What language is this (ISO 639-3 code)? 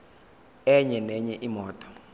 zul